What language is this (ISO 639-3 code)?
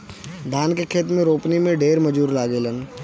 bho